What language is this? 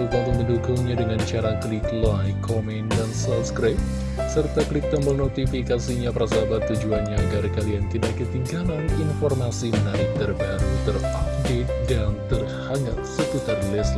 Indonesian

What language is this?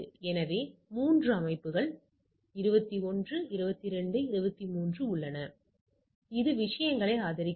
Tamil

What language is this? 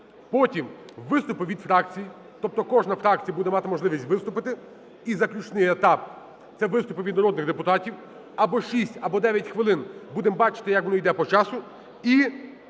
Ukrainian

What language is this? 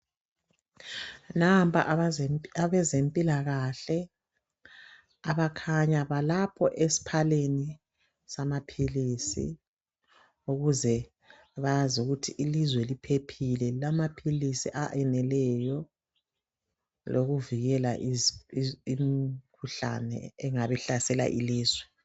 North Ndebele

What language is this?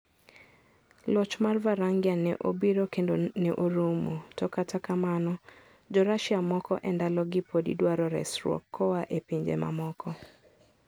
Luo (Kenya and Tanzania)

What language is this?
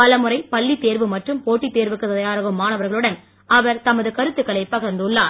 Tamil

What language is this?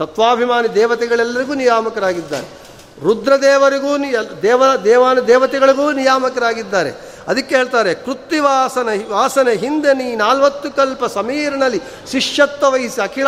Kannada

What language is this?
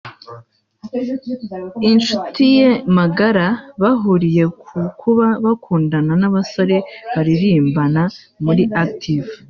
Kinyarwanda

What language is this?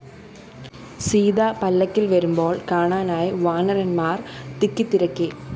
Malayalam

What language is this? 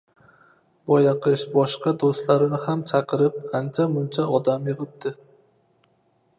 Uzbek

